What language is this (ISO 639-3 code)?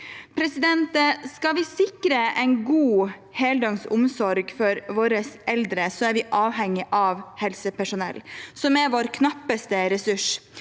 nor